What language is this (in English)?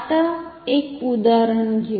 Marathi